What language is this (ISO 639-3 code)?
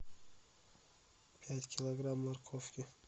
rus